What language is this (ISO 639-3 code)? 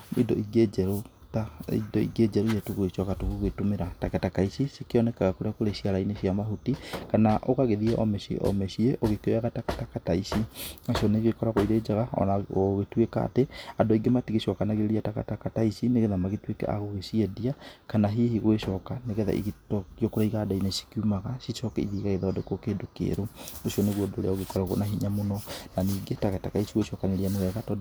kik